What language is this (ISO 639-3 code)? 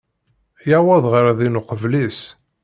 kab